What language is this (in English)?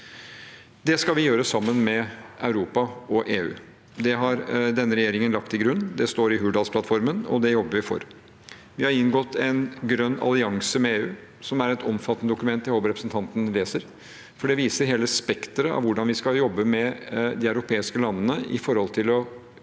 Norwegian